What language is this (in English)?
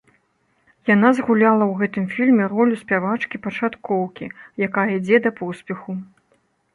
Belarusian